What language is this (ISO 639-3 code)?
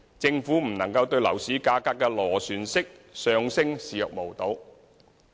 yue